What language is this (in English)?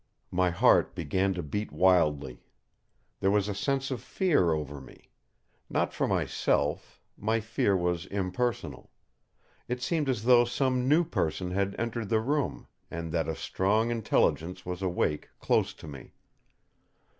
English